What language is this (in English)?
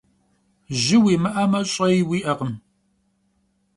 Kabardian